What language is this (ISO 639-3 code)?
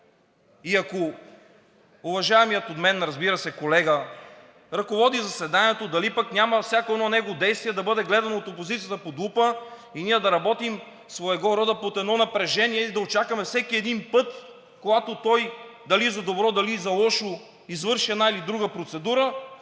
bul